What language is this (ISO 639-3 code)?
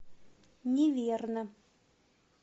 rus